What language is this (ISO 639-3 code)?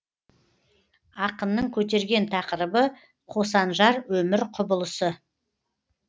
kaz